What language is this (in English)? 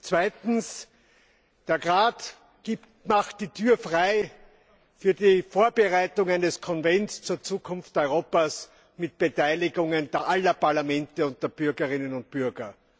German